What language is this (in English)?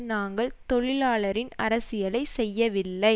Tamil